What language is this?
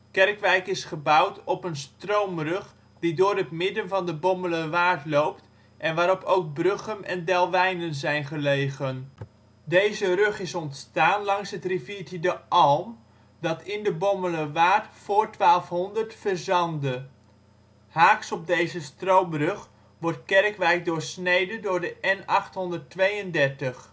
Dutch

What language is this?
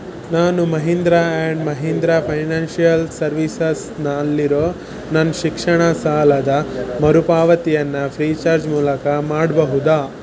Kannada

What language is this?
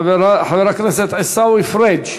Hebrew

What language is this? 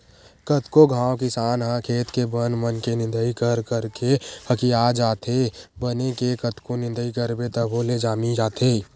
Chhattisgarhi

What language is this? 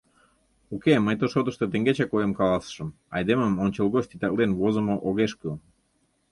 Mari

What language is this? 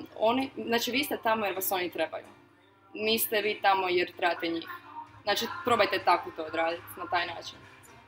Croatian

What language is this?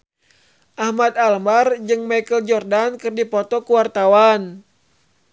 Sundanese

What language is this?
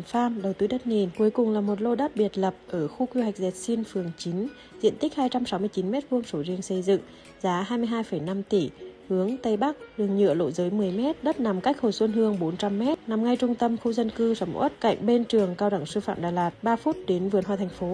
Vietnamese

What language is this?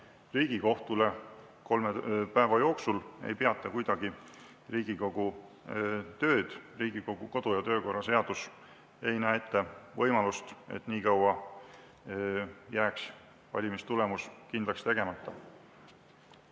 Estonian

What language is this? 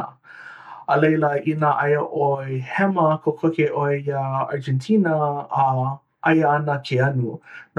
Hawaiian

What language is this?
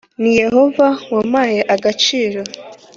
Kinyarwanda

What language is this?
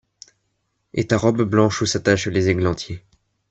French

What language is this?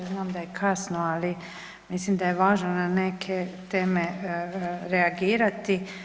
Croatian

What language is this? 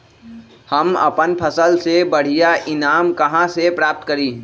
Magahi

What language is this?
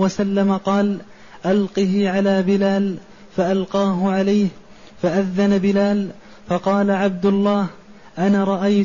Arabic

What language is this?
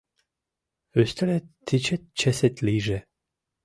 Mari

